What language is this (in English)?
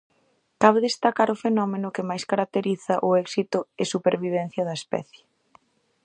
Galician